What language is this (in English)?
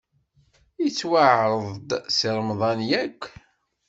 Kabyle